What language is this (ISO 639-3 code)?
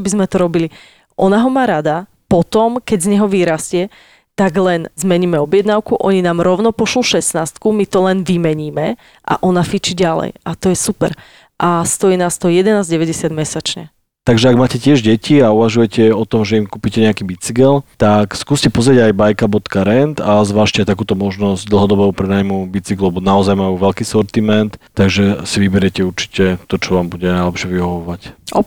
slk